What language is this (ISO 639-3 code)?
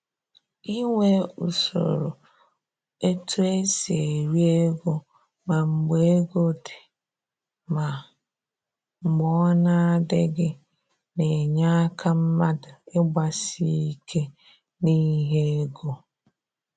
ibo